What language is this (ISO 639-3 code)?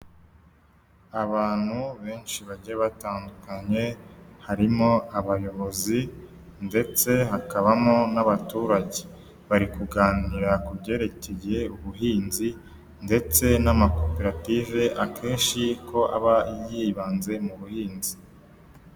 kin